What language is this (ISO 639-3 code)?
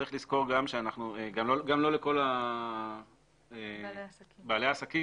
heb